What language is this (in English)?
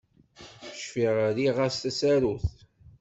Kabyle